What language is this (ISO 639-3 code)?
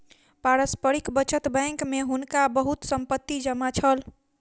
mai